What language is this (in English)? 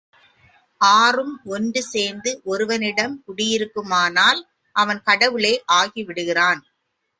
Tamil